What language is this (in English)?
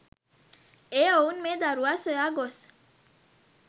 Sinhala